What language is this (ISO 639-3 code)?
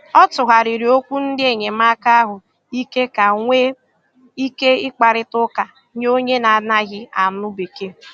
ibo